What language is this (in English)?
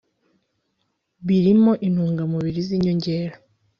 Kinyarwanda